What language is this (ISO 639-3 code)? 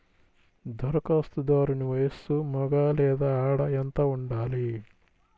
tel